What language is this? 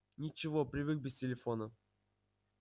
Russian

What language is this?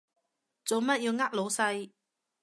Cantonese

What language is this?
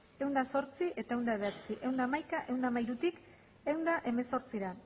Basque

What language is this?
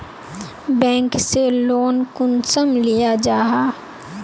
Magahi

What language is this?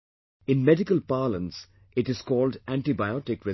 English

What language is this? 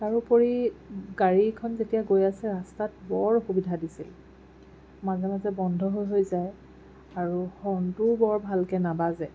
Assamese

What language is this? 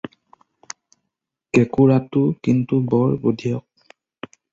Assamese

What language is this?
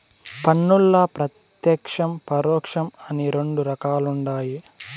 Telugu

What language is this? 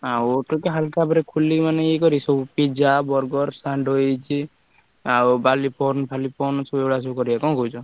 Odia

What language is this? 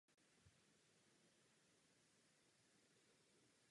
Czech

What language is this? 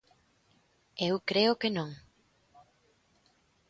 Galician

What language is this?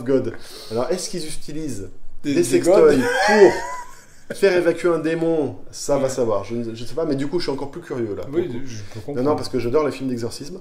French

